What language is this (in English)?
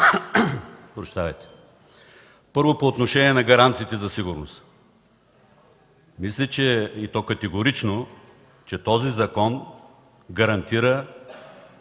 Bulgarian